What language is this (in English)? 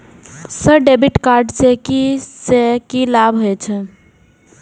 Maithili